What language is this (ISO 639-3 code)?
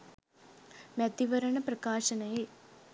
sin